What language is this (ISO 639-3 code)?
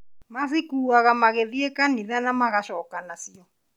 kik